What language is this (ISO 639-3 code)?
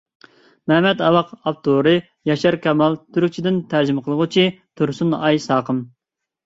uig